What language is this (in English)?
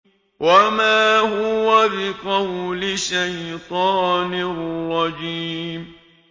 Arabic